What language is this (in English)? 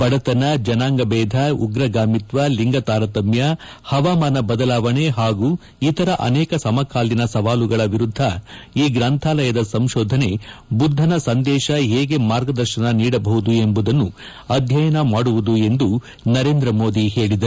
Kannada